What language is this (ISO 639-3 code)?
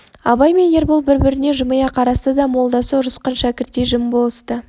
kaz